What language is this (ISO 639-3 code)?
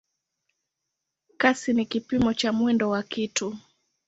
swa